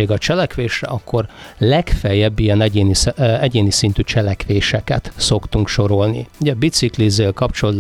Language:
Hungarian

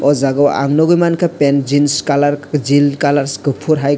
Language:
Kok Borok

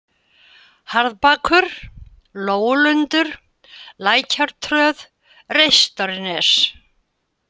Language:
Icelandic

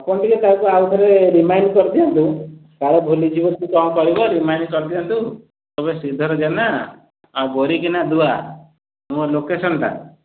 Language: Odia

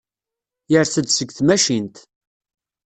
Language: Kabyle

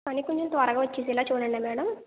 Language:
Telugu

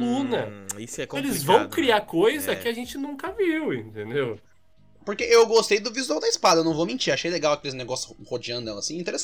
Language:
Portuguese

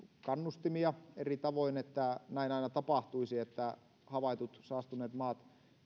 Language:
Finnish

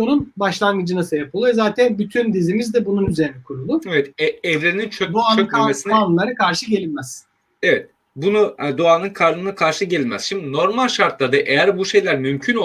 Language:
Turkish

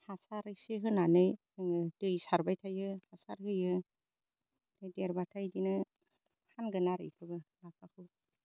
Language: Bodo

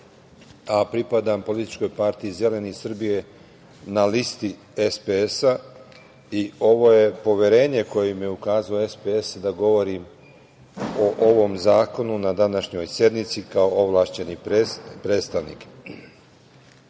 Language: Serbian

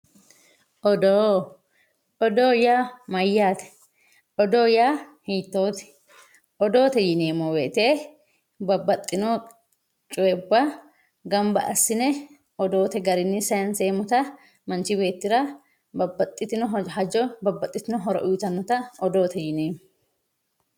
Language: Sidamo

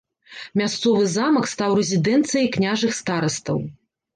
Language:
Belarusian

